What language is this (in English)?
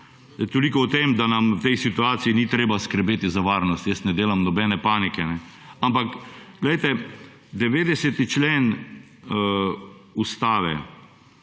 Slovenian